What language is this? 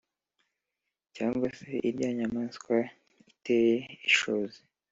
Kinyarwanda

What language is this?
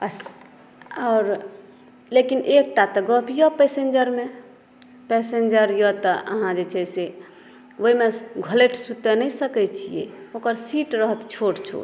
Maithili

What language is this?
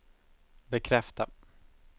Swedish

